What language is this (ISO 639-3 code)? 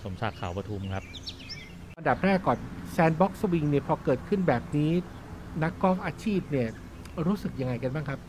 tha